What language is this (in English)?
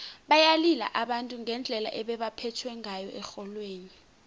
South Ndebele